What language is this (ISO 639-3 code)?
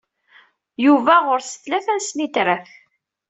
kab